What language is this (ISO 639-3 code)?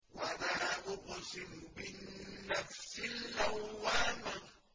ara